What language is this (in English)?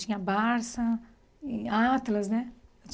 Portuguese